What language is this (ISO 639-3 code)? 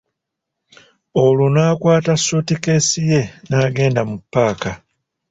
lug